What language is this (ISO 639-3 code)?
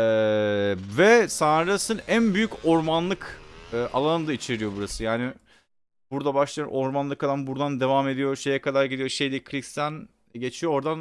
tur